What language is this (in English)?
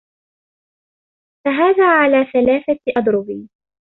Arabic